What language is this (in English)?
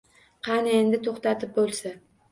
Uzbek